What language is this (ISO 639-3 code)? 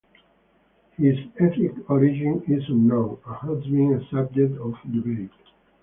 eng